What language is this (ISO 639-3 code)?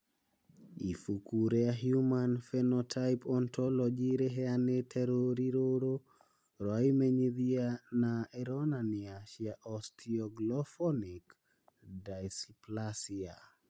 kik